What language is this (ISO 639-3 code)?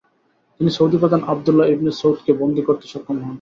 ben